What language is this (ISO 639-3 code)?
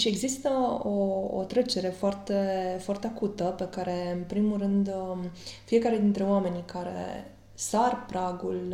ron